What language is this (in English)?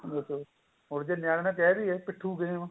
Punjabi